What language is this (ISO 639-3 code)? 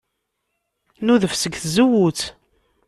kab